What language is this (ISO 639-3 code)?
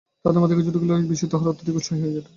ben